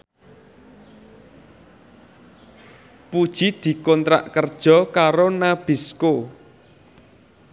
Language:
Javanese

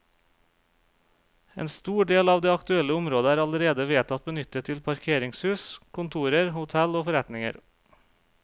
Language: Norwegian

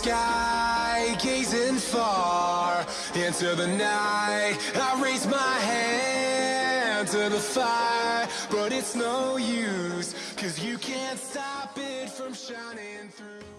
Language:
Arabic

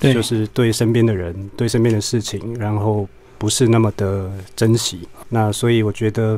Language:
Chinese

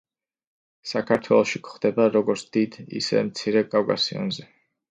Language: Georgian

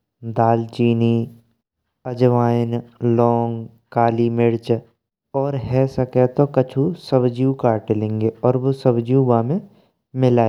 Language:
Braj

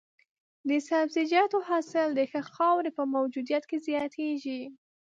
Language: Pashto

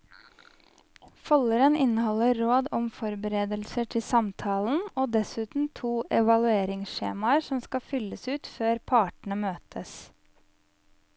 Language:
Norwegian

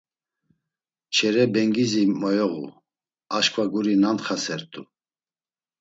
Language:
Laz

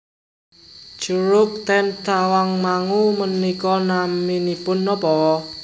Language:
Javanese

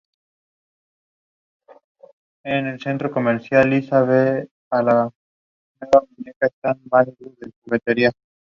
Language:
Spanish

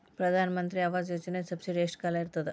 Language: Kannada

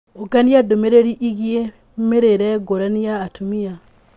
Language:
Kikuyu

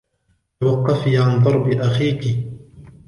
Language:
Arabic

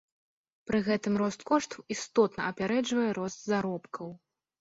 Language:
Belarusian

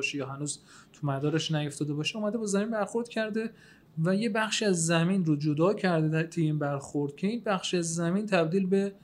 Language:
Persian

